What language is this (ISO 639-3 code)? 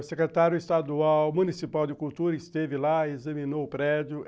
por